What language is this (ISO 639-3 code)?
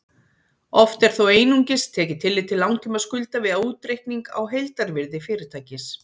isl